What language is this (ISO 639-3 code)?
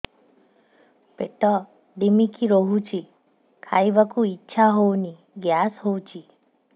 ori